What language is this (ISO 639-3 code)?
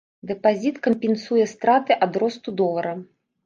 bel